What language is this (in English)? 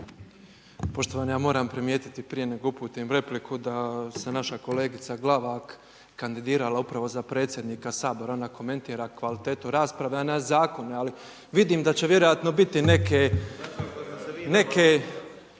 Croatian